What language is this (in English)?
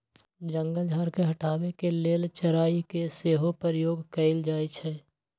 Magahi